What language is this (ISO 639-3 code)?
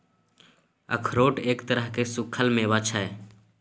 mai